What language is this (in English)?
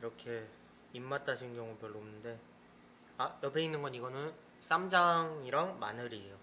Korean